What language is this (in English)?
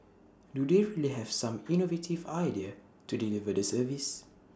English